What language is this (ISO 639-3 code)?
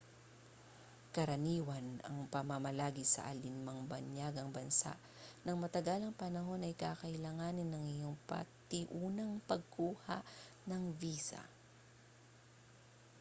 fil